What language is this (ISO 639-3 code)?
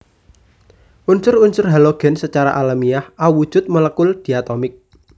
jav